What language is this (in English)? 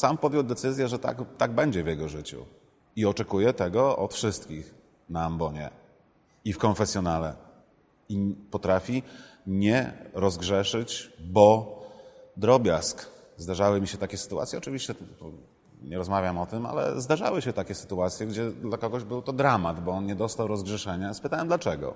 Polish